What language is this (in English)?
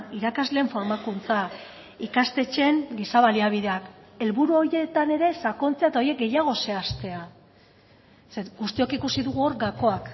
Basque